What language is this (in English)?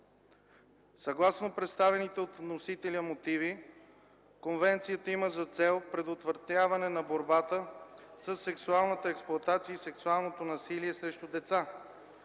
Bulgarian